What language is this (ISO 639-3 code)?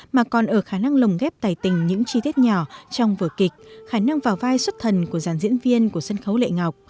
vie